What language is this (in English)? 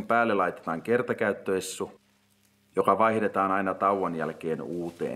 Finnish